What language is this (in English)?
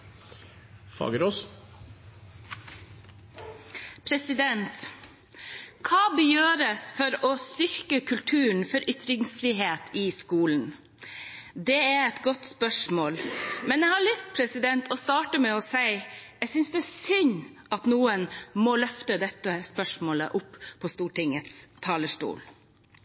Norwegian Bokmål